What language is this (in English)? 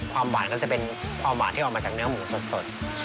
Thai